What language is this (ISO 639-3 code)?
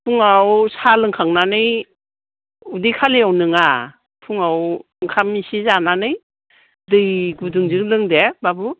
brx